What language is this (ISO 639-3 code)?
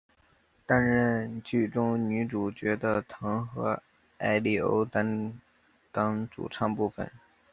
zho